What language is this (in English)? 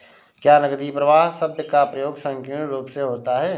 Hindi